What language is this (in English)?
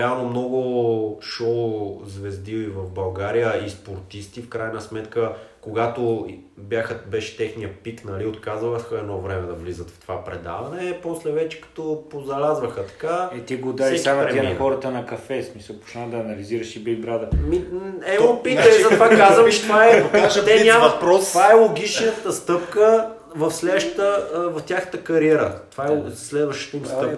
Bulgarian